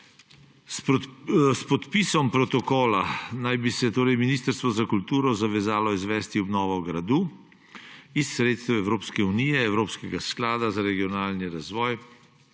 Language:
Slovenian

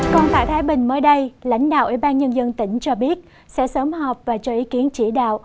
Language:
Vietnamese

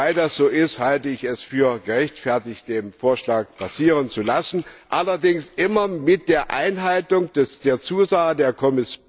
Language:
German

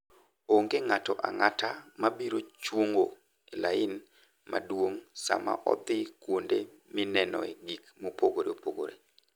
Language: Luo (Kenya and Tanzania)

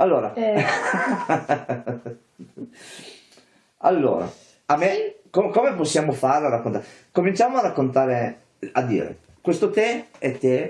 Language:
Italian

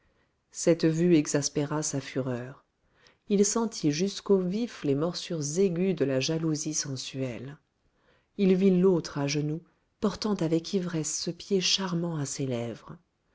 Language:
French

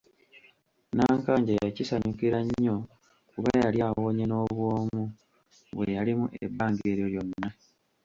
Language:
Ganda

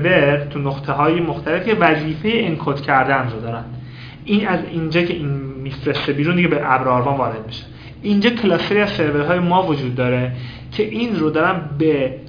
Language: Persian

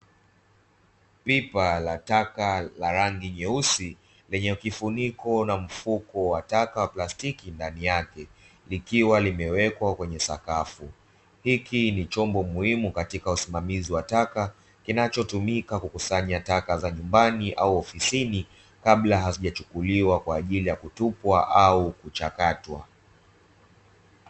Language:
Swahili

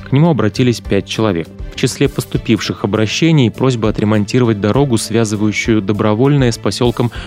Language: Russian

